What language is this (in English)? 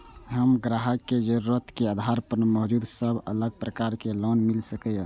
Maithili